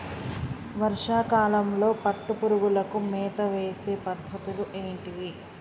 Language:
Telugu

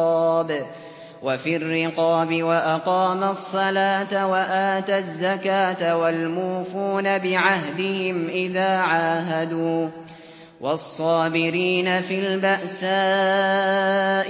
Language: Arabic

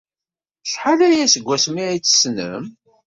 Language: Kabyle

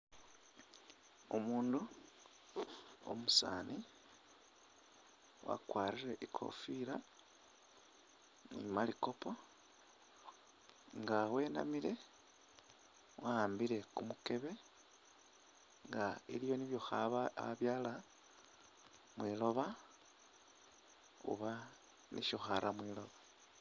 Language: Masaaba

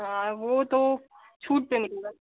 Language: Hindi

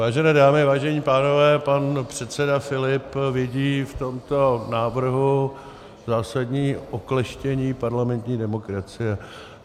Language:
Czech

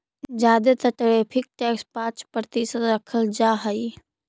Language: Magahi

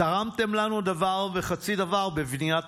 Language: Hebrew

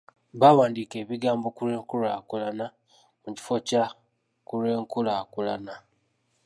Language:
Ganda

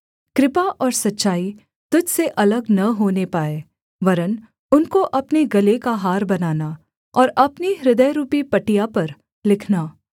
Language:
Hindi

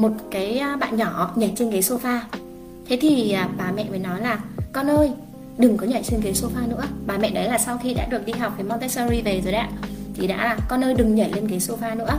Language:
Vietnamese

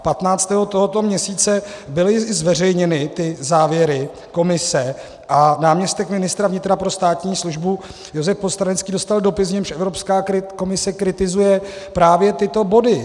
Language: Czech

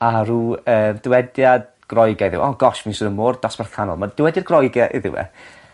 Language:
Welsh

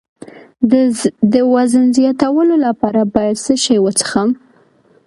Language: Pashto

